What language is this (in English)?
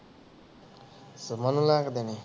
Punjabi